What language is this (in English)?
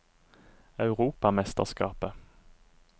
Norwegian